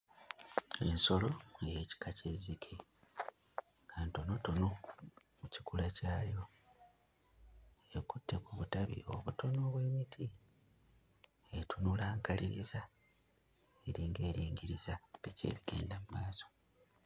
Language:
Ganda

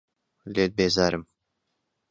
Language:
Central Kurdish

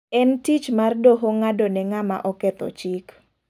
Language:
Luo (Kenya and Tanzania)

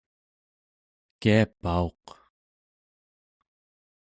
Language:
Central Yupik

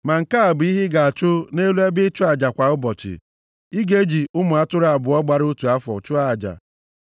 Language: Igbo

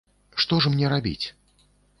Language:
Belarusian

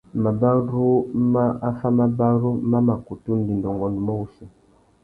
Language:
Tuki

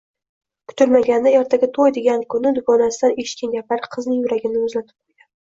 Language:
Uzbek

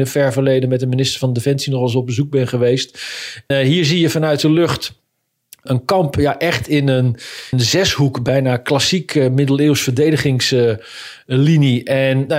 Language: Dutch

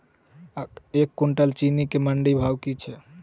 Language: Maithili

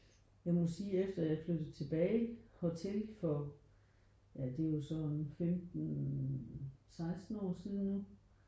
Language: Danish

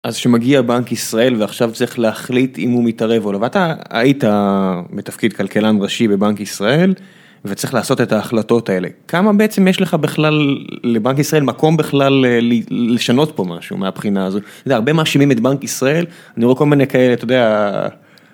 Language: Hebrew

